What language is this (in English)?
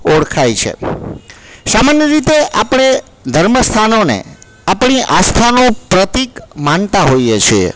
Gujarati